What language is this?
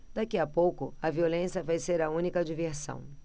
Portuguese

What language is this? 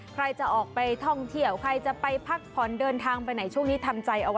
Thai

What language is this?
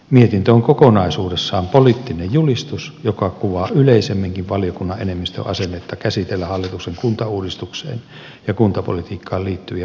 Finnish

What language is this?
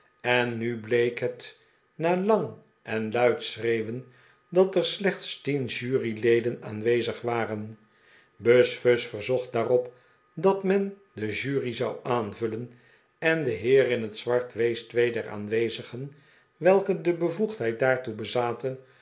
Dutch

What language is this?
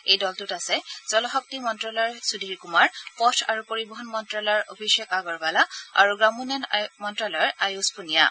Assamese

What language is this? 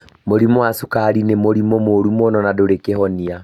Kikuyu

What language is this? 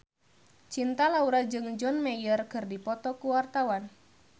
Sundanese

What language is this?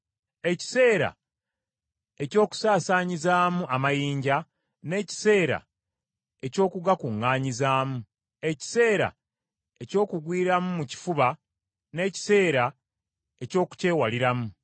Ganda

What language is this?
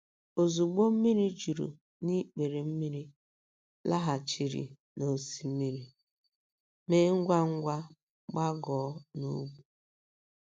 Igbo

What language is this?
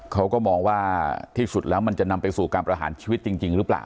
Thai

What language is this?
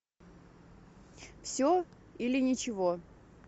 Russian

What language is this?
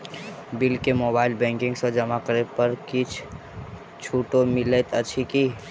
Maithili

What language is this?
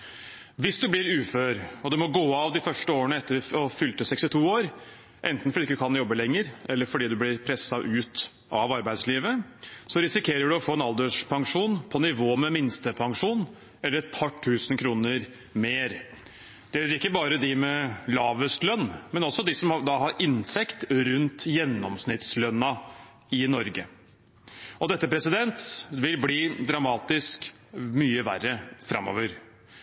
Norwegian Bokmål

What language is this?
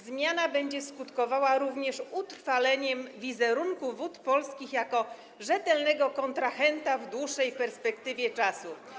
Polish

